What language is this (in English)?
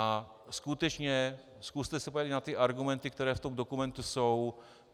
Czech